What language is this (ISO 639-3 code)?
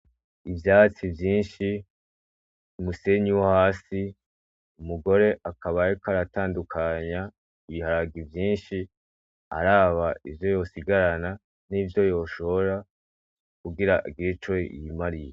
run